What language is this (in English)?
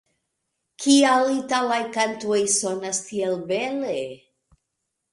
Esperanto